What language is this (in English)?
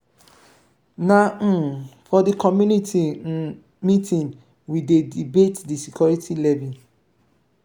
Nigerian Pidgin